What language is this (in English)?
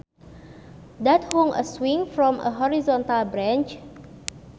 Sundanese